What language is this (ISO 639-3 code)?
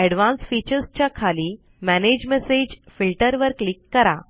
mar